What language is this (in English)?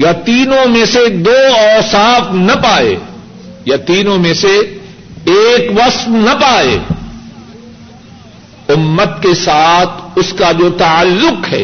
Urdu